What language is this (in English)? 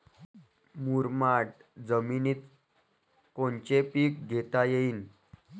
Marathi